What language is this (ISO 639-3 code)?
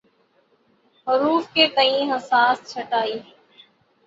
urd